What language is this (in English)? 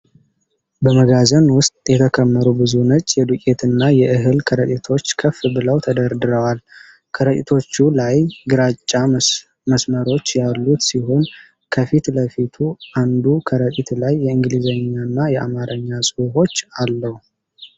Amharic